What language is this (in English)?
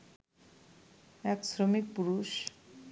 Bangla